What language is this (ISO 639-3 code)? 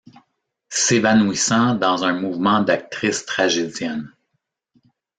fra